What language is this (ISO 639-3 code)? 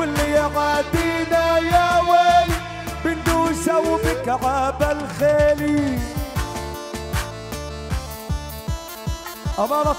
ara